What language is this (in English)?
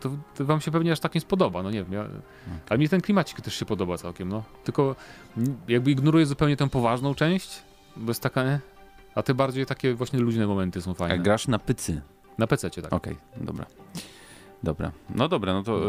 Polish